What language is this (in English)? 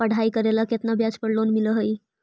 Magahi